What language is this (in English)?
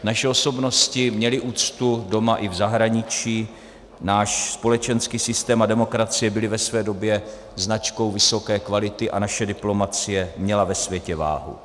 Czech